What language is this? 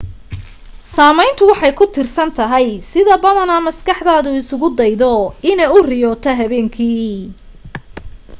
Somali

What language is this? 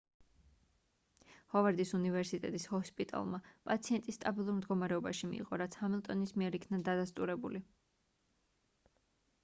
Georgian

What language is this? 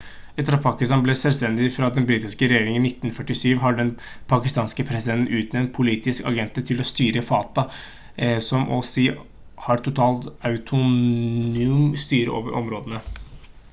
Norwegian Bokmål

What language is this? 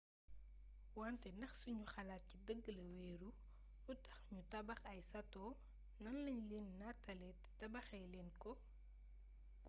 Wolof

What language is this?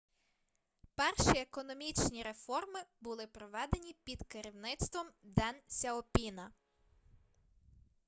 Ukrainian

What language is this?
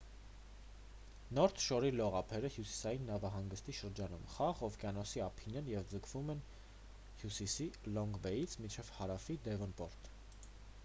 Armenian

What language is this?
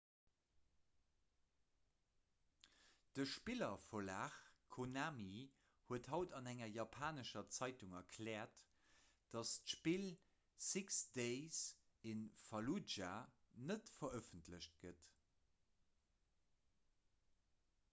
Luxembourgish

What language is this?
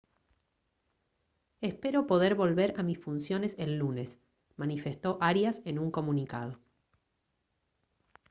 Spanish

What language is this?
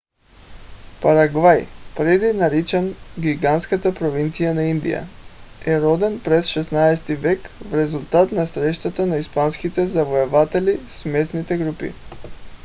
Bulgarian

